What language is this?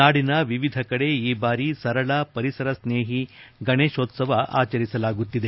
Kannada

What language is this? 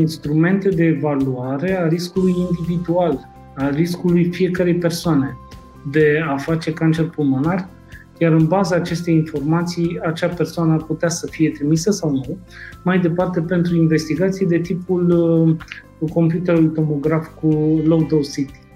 Romanian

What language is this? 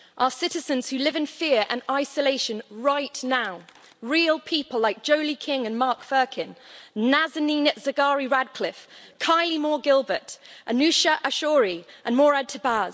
English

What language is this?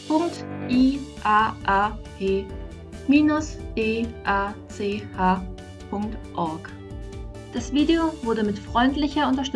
German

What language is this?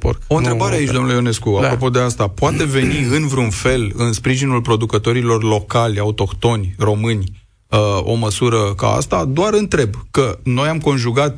Romanian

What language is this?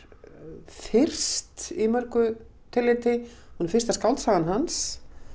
Icelandic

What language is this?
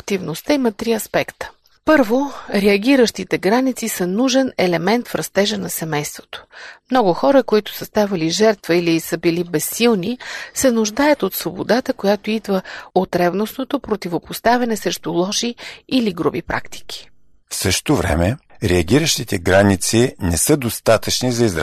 Bulgarian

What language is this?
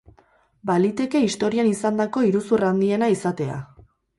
Basque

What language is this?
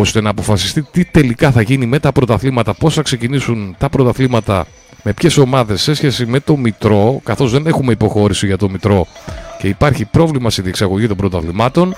Greek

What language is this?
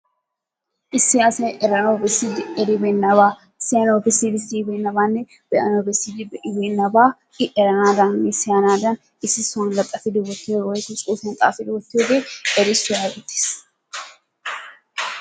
Wolaytta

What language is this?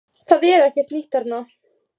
Icelandic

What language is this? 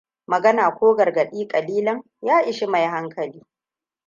Hausa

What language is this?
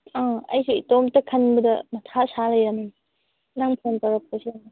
Manipuri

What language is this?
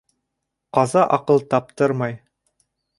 Bashkir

